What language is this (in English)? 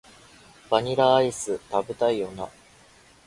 Japanese